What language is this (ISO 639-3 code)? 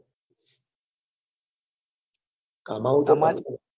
guj